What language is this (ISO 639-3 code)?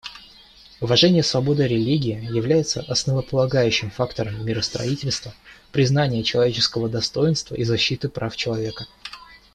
rus